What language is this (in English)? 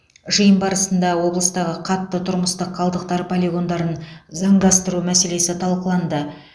Kazakh